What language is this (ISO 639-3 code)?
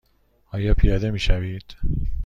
fas